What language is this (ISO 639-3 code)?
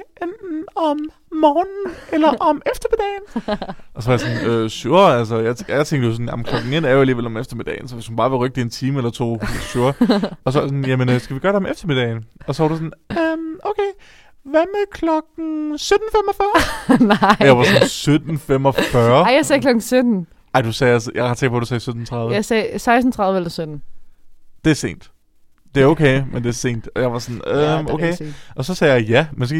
dan